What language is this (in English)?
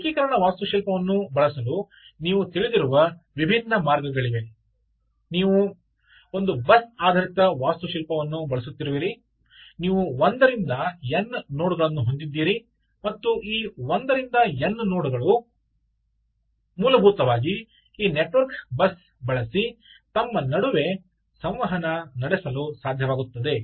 Kannada